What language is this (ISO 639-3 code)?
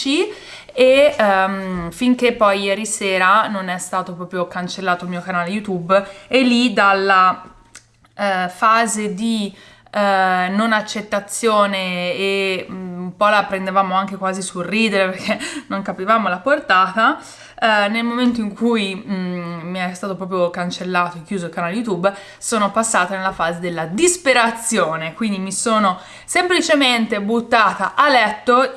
ita